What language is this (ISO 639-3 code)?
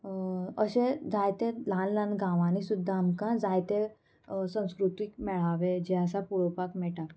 kok